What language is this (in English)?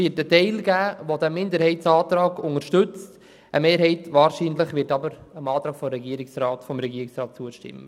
Swiss German